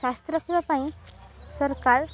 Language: Odia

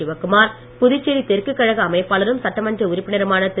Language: Tamil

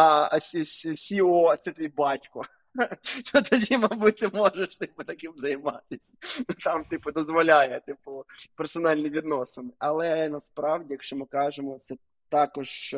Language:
Ukrainian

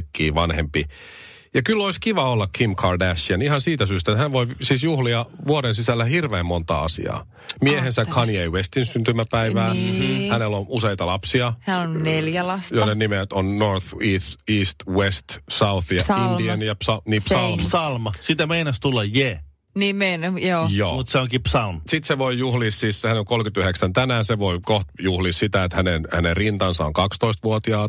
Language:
Finnish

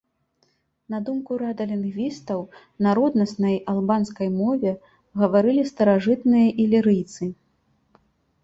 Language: Belarusian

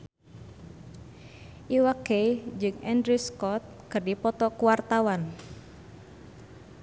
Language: Sundanese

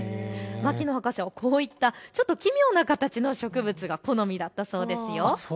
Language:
Japanese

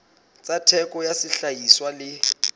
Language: Southern Sotho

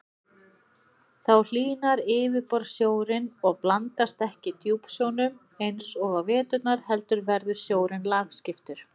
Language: Icelandic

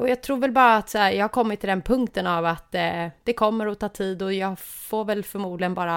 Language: Swedish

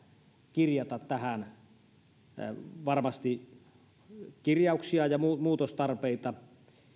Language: Finnish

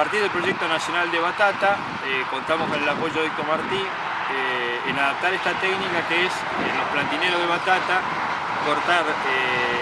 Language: Spanish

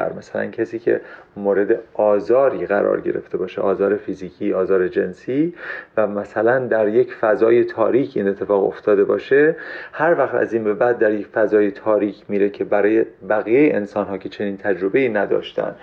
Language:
Persian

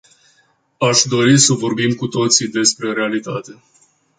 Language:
Romanian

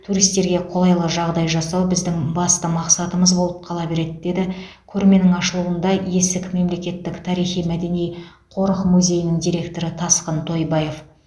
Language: Kazakh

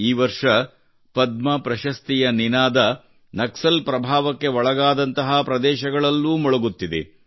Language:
Kannada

